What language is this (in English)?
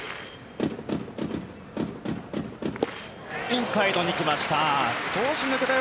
Japanese